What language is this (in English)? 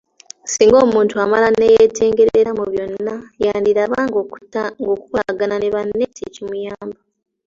Ganda